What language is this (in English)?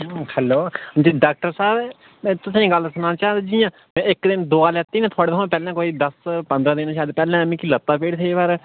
Dogri